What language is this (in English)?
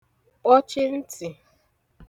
Igbo